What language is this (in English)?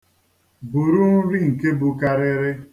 Igbo